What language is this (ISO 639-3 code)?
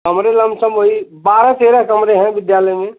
hin